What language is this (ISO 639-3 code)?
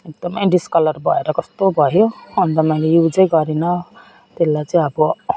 nep